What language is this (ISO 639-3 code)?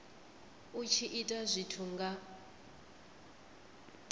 ven